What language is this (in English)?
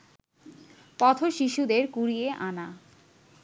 Bangla